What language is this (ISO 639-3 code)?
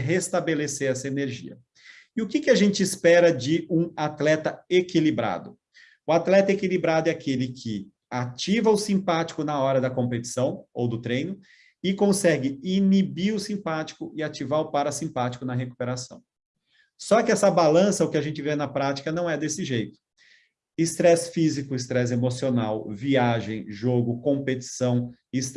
por